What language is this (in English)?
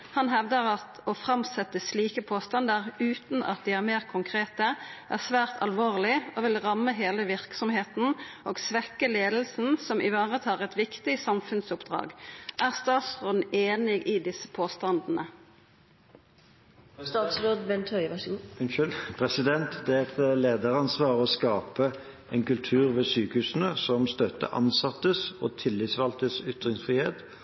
Norwegian Bokmål